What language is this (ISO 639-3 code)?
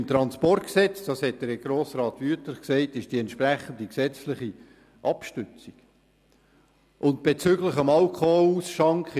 gsw